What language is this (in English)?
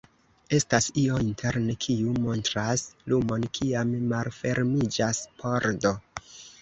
Esperanto